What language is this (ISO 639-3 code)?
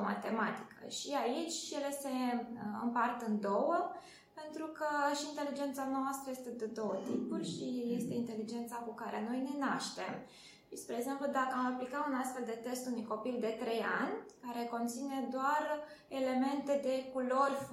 ron